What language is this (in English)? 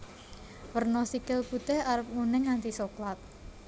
Javanese